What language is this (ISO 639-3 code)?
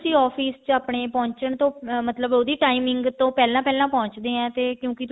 pan